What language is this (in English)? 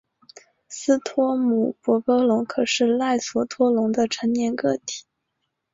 Chinese